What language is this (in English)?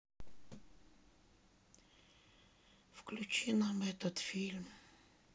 Russian